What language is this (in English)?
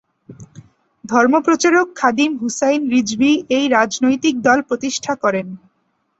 Bangla